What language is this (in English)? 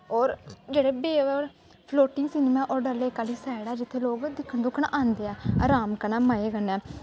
Dogri